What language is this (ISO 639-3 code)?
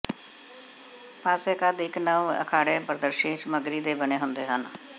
pan